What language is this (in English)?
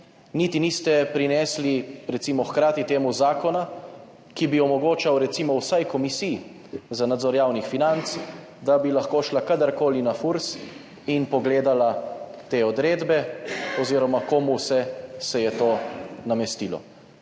Slovenian